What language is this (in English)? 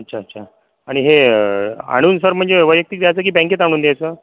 Marathi